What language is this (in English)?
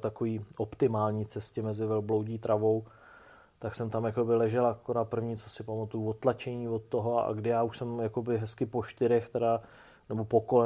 Czech